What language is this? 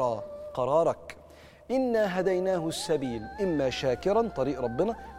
Arabic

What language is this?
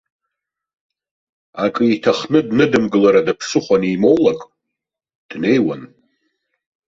Abkhazian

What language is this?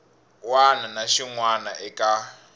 Tsonga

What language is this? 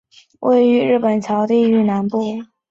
Chinese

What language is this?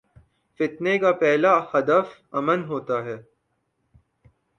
Urdu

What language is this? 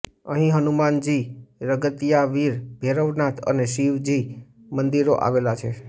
Gujarati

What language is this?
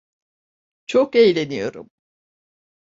Turkish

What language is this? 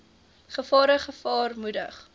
Afrikaans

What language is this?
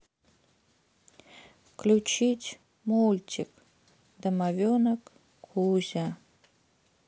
Russian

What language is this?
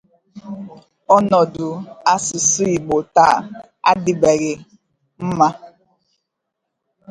Igbo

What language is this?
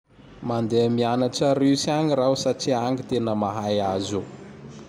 Tandroy-Mahafaly Malagasy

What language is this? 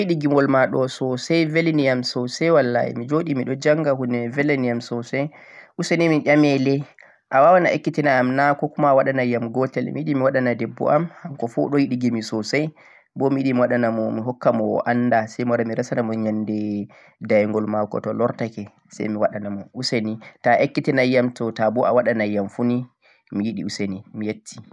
Central-Eastern Niger Fulfulde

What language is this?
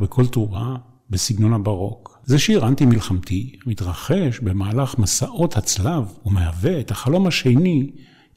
Hebrew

